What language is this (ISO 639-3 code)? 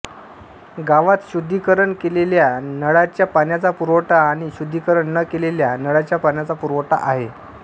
mar